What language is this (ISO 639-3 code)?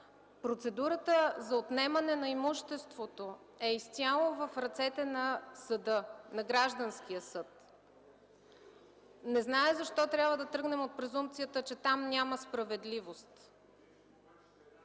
bul